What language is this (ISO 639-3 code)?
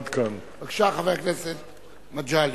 heb